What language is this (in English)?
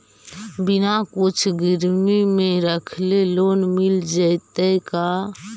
Magahi